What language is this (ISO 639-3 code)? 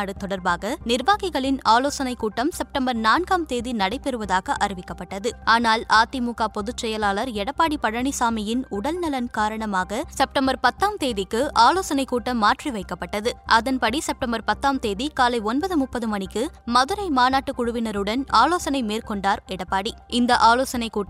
tam